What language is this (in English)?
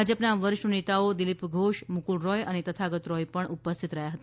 Gujarati